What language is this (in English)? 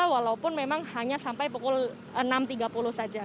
Indonesian